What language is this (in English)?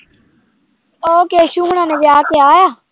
Punjabi